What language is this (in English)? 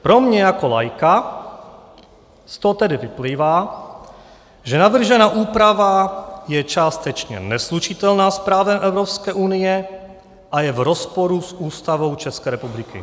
Czech